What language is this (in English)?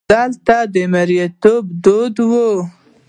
Pashto